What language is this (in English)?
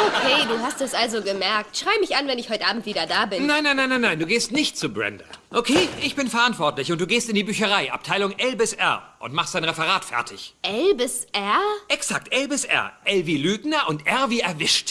German